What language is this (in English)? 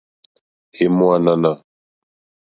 Mokpwe